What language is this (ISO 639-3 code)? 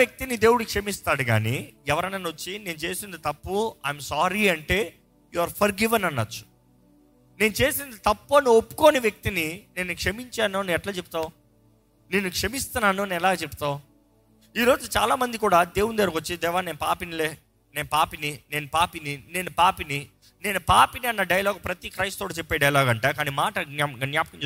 tel